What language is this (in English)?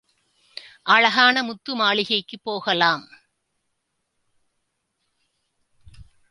Tamil